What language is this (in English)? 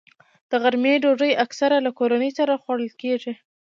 Pashto